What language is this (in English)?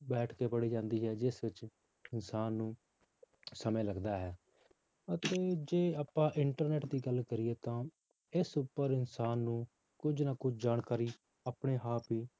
Punjabi